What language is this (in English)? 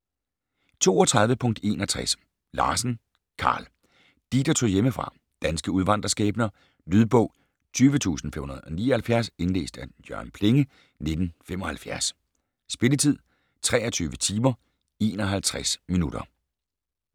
Danish